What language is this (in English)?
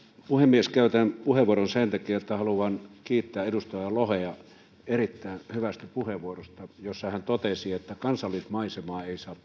Finnish